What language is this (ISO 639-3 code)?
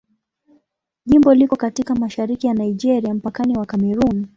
swa